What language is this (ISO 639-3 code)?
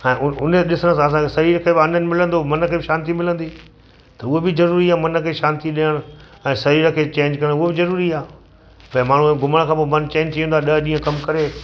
snd